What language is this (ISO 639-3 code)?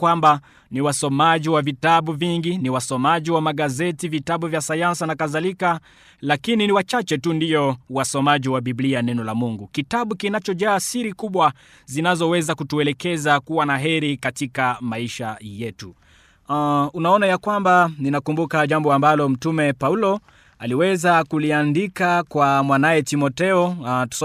swa